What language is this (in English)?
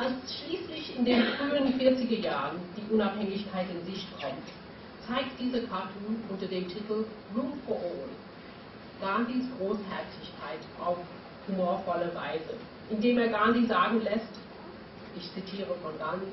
German